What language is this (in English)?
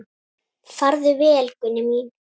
Icelandic